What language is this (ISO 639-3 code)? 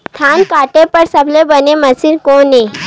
hne